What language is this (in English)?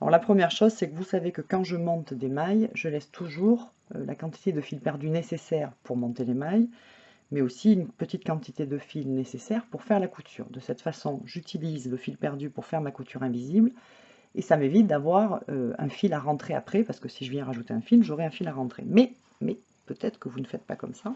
French